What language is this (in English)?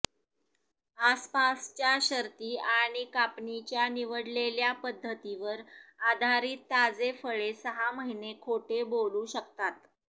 Marathi